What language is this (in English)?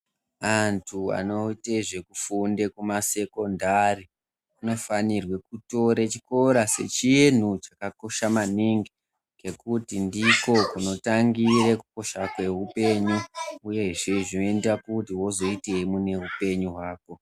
Ndau